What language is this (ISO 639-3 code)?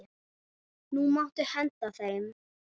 isl